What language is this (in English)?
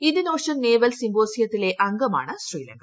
Malayalam